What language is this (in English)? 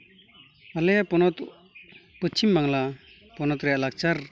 Santali